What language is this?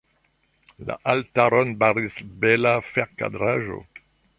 Esperanto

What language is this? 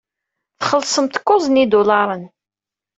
Kabyle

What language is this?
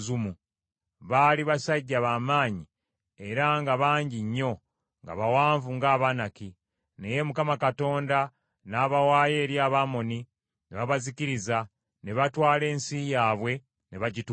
Ganda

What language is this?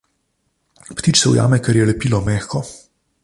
Slovenian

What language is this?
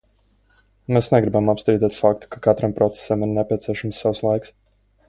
Latvian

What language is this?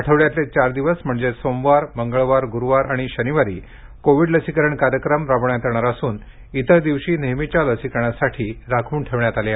Marathi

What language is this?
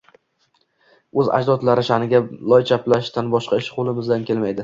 Uzbek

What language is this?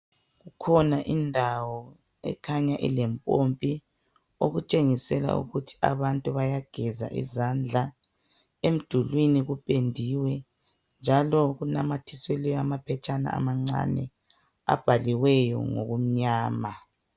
North Ndebele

